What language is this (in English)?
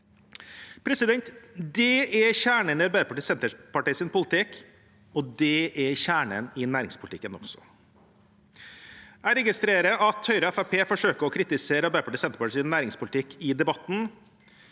Norwegian